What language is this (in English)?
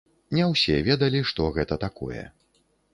Belarusian